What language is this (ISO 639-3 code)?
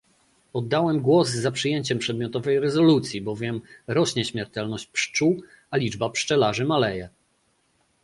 pol